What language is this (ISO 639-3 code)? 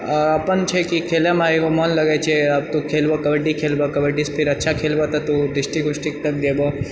mai